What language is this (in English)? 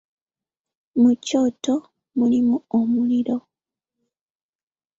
Ganda